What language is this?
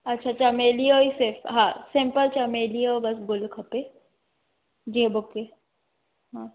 Sindhi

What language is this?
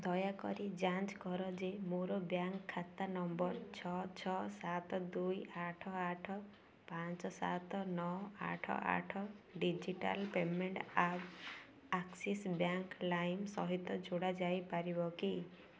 Odia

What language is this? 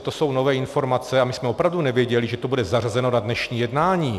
Czech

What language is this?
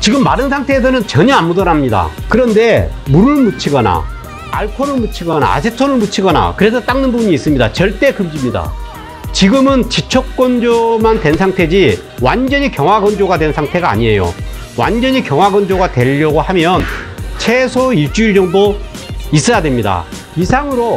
Korean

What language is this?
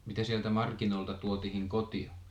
Finnish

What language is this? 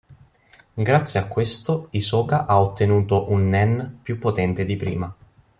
Italian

